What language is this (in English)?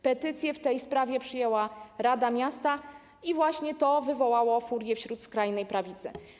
Polish